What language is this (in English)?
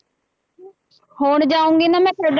Punjabi